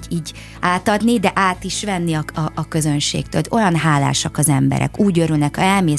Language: Hungarian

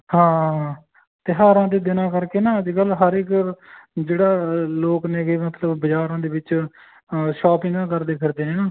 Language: Punjabi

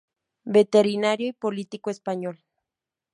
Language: Spanish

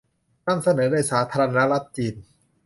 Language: Thai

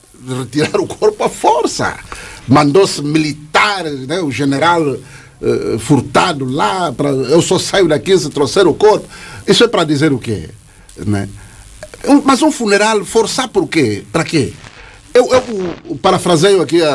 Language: Portuguese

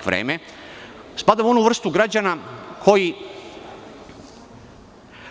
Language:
Serbian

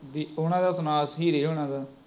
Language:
Punjabi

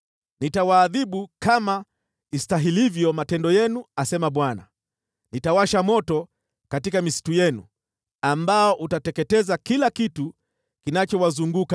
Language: Swahili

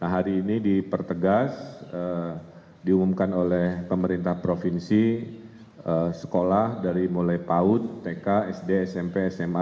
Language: Indonesian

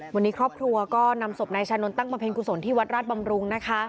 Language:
Thai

